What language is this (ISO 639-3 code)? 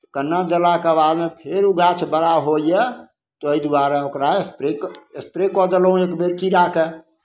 mai